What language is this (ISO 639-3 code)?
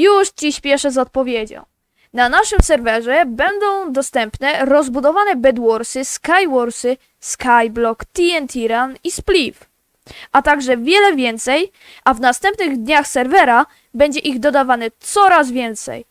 pol